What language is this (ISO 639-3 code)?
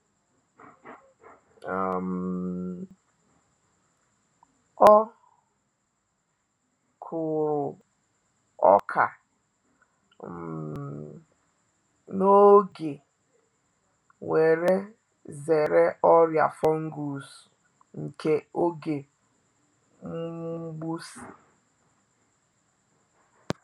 ibo